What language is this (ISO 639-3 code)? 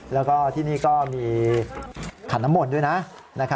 tha